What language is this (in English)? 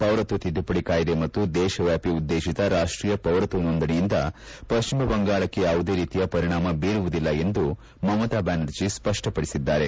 Kannada